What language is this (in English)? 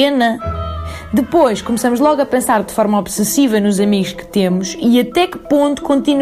Portuguese